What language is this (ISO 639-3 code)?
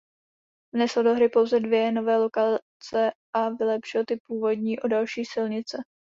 ces